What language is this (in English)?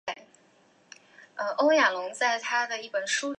Chinese